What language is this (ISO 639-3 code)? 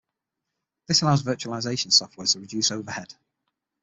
eng